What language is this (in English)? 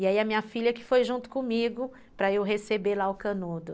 Portuguese